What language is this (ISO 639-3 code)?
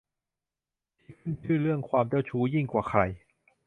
tha